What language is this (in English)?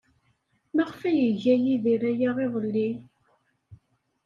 Kabyle